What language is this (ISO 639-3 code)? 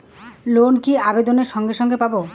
ben